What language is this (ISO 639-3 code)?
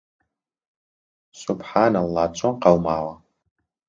ckb